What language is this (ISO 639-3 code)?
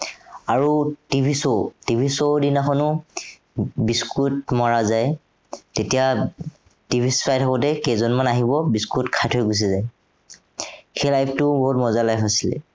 asm